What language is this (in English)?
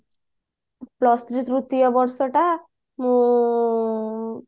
Odia